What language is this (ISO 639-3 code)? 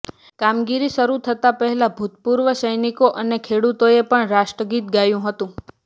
guj